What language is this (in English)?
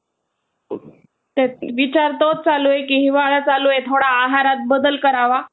Marathi